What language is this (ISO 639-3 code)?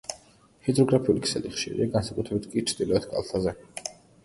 kat